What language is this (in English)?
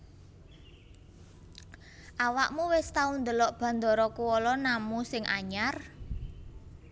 Javanese